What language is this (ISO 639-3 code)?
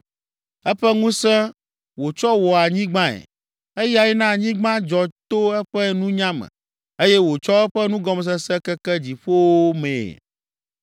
ewe